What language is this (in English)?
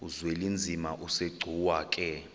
Xhosa